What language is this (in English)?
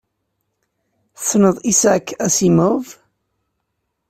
Kabyle